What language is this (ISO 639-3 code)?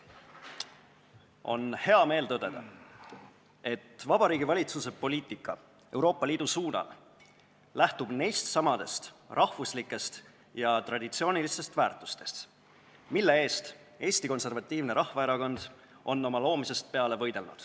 est